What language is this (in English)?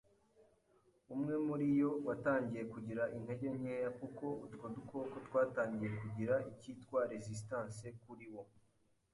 Kinyarwanda